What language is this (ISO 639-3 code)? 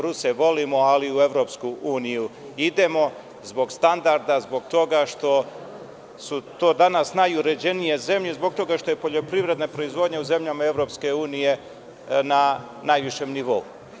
srp